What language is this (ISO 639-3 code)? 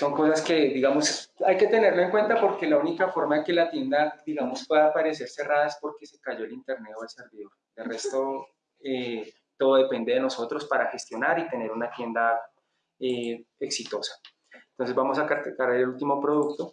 spa